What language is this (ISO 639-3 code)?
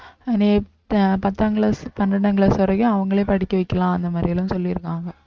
tam